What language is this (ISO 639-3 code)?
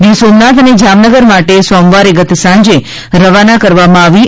guj